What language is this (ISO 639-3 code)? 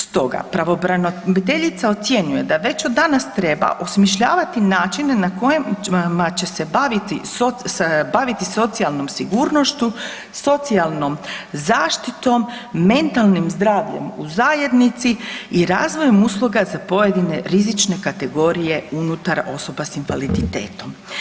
hrv